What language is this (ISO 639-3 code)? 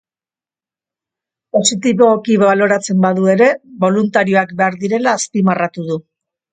eus